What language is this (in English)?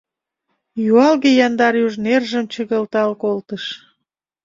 Mari